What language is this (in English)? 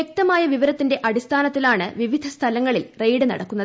Malayalam